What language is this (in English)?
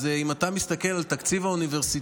Hebrew